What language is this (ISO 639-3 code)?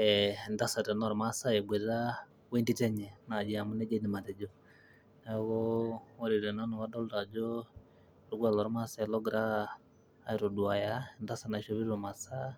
mas